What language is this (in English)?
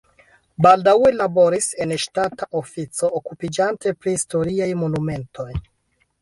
Esperanto